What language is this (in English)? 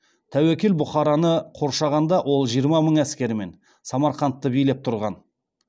Kazakh